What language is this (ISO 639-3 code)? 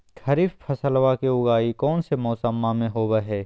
mag